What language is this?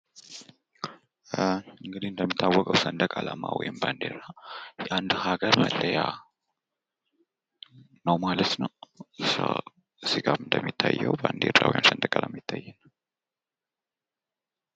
Amharic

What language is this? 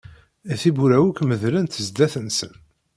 Kabyle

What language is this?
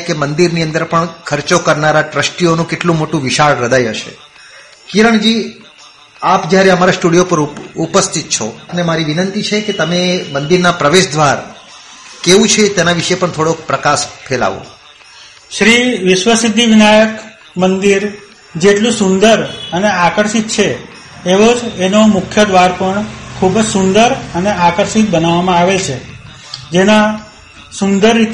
Gujarati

